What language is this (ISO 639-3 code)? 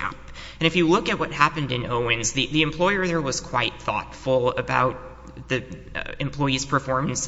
eng